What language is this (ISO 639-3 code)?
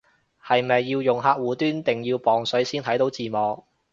yue